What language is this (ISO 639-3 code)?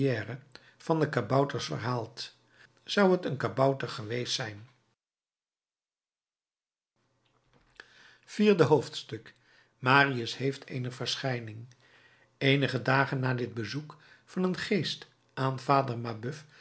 nld